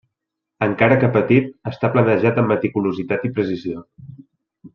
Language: Catalan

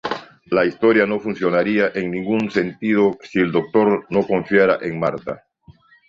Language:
Spanish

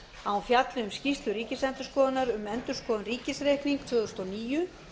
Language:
Icelandic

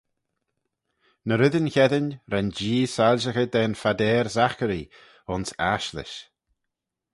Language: Manx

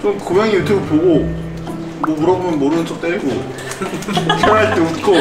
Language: Korean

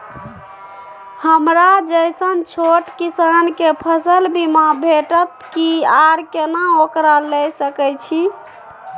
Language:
Maithili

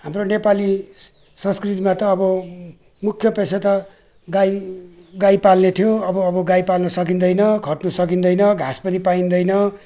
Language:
Nepali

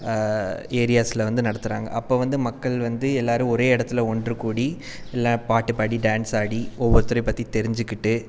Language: Tamil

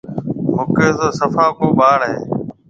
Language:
Marwari (Pakistan)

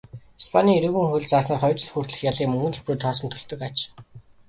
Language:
Mongolian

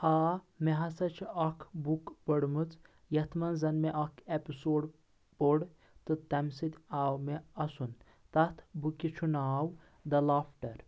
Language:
Kashmiri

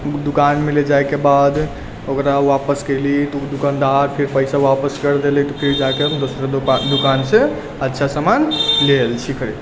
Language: Maithili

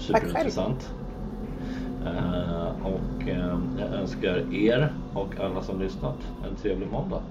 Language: Swedish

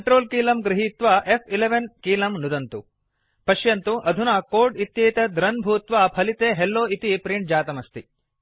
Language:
Sanskrit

